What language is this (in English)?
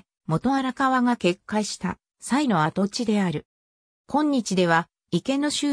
Japanese